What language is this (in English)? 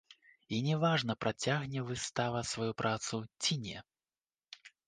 Belarusian